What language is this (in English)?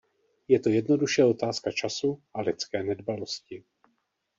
Czech